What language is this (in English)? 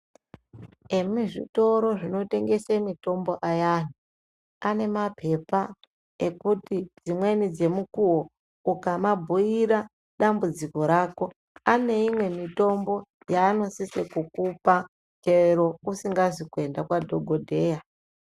Ndau